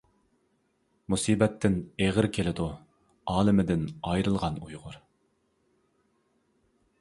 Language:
Uyghur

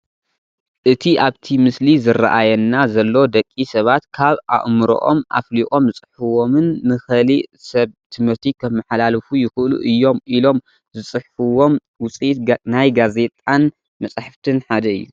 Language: Tigrinya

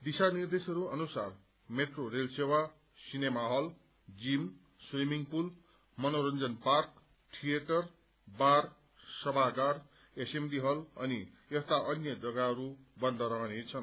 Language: Nepali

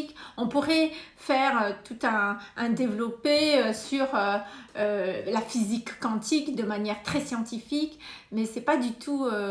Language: French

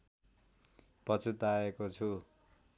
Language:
Nepali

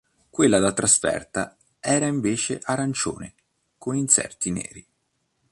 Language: Italian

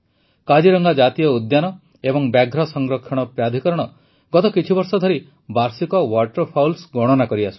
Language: Odia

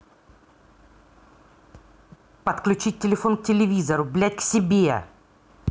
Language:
Russian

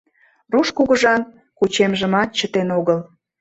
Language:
Mari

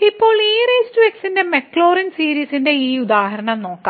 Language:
Malayalam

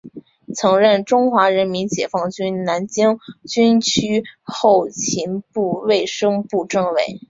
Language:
Chinese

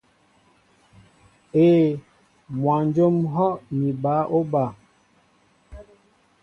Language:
Mbo (Cameroon)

